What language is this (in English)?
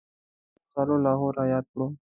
Pashto